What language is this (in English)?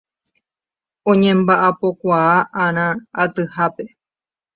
Guarani